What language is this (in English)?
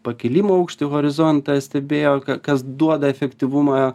Lithuanian